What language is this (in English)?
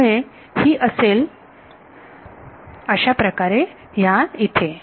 Marathi